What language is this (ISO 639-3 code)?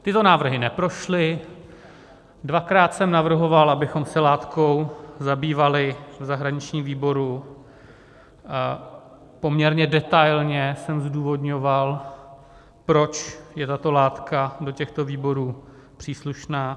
ces